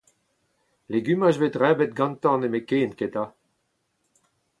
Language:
Breton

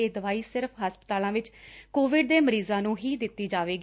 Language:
Punjabi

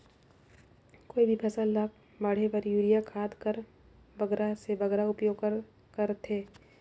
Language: Chhattisgarhi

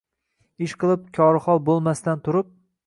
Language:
Uzbek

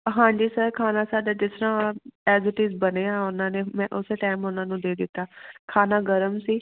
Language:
Punjabi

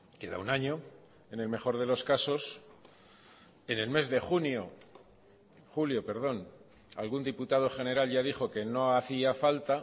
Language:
Spanish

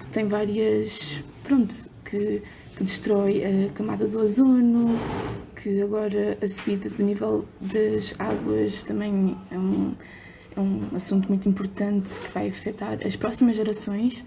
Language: Portuguese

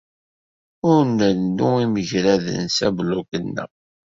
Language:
Kabyle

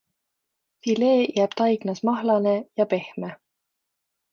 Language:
Estonian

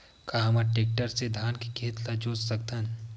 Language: Chhattisgarhi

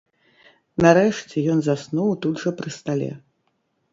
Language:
Belarusian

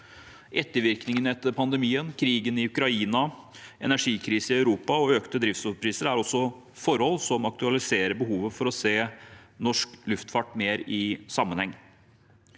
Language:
Norwegian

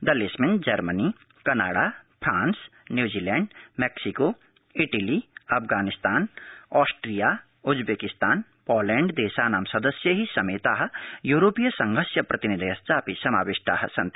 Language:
Sanskrit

